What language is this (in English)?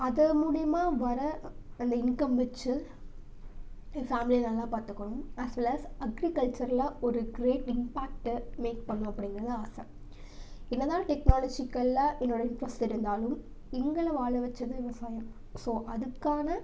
Tamil